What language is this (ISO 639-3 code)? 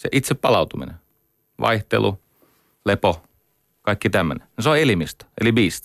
fin